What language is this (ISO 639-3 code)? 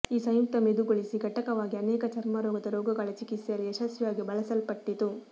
kan